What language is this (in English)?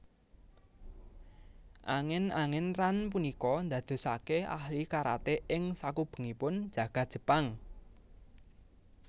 Javanese